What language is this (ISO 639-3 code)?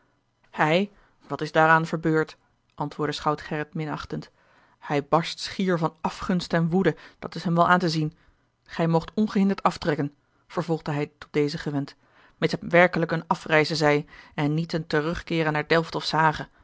nld